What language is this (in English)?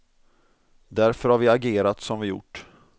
Swedish